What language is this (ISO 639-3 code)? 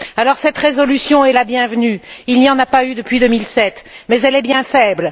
fra